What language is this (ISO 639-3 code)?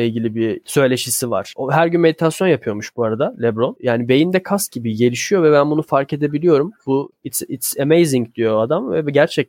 tur